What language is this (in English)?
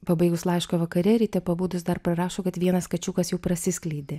Lithuanian